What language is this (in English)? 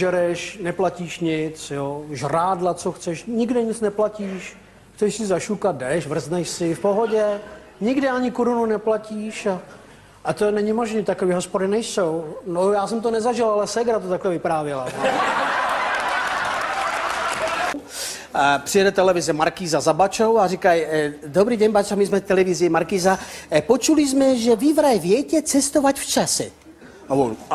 Czech